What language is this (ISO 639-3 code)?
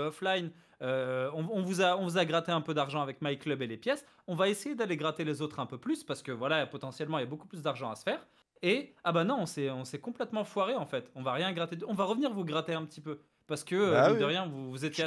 fra